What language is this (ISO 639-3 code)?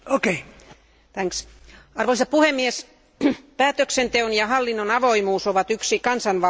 fin